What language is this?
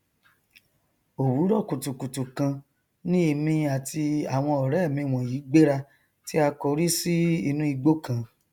Yoruba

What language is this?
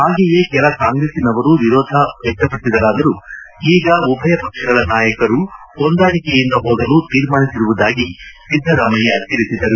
Kannada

